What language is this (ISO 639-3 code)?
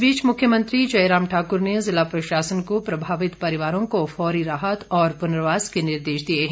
hin